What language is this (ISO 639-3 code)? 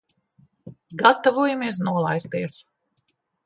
lav